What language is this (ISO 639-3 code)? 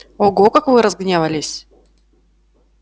rus